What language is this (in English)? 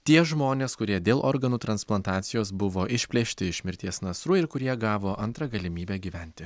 Lithuanian